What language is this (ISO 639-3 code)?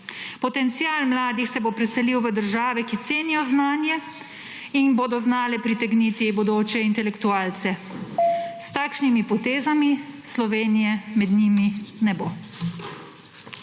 slv